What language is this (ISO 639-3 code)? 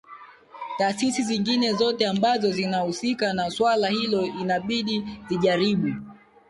swa